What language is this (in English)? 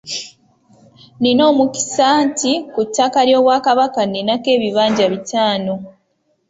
Ganda